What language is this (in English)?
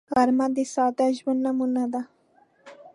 Pashto